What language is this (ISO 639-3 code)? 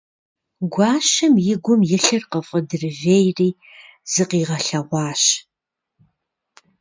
kbd